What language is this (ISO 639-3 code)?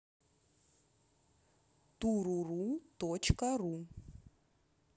rus